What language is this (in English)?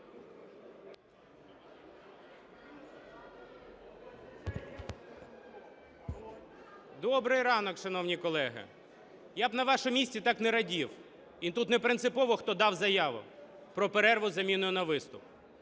Ukrainian